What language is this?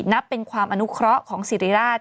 Thai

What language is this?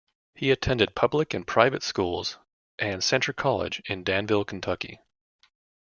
English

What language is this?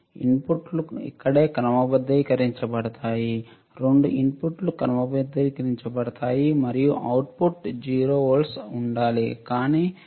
Telugu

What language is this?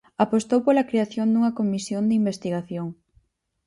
Galician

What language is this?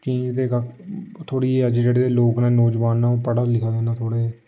Dogri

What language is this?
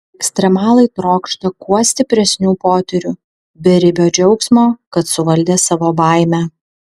Lithuanian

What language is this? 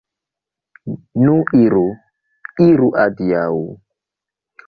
Esperanto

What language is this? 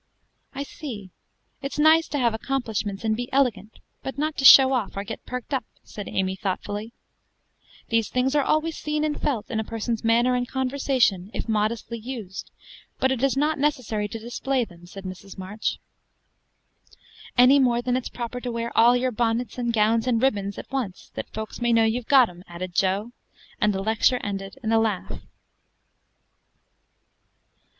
English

